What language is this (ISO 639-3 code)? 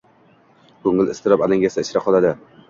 uzb